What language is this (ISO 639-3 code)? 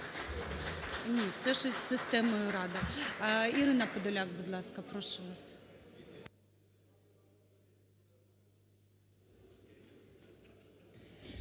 ukr